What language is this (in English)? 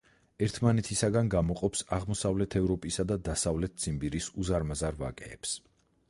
Georgian